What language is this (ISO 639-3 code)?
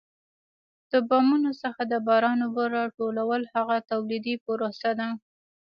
pus